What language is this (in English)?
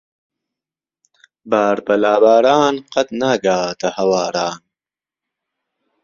Central Kurdish